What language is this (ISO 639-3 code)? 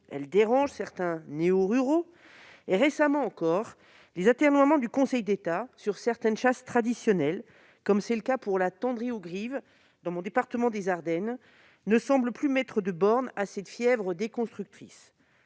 fra